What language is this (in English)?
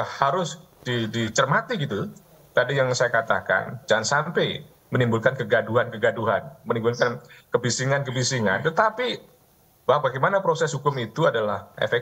Indonesian